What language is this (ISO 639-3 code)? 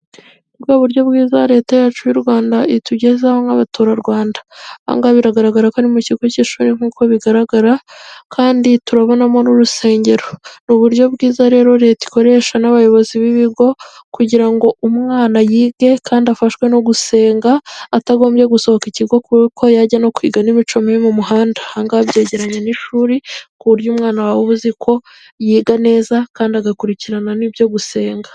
kin